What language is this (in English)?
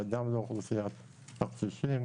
Hebrew